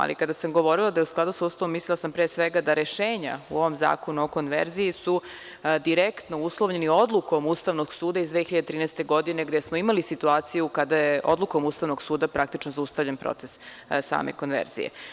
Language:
Serbian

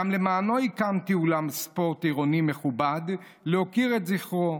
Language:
Hebrew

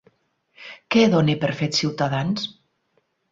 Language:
Catalan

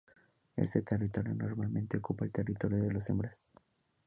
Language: Spanish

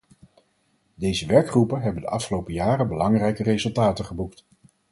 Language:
Dutch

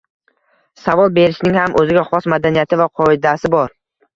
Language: Uzbek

